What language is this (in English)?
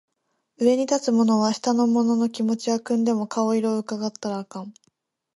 Japanese